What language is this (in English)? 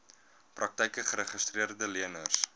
Afrikaans